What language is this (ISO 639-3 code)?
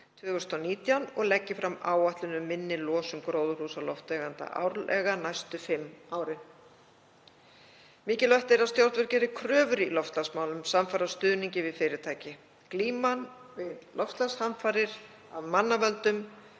isl